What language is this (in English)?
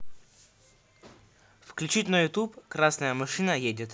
Russian